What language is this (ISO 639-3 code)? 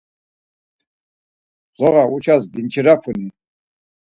lzz